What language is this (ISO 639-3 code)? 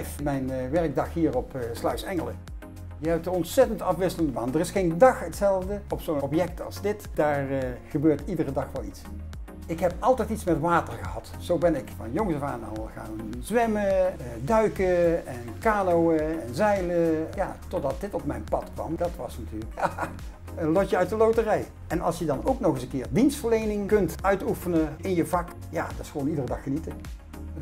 nld